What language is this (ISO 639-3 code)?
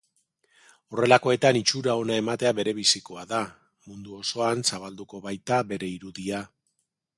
eus